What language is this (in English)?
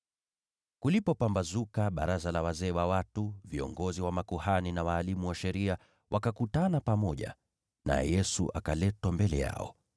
Swahili